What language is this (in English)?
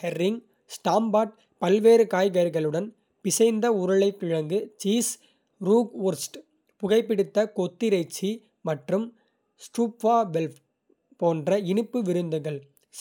Kota (India)